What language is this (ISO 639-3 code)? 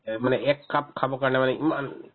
asm